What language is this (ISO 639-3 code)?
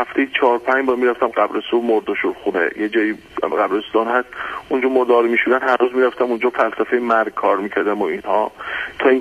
fas